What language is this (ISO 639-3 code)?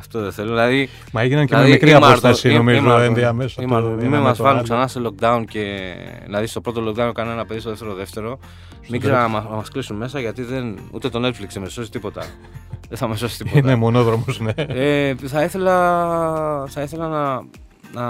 ell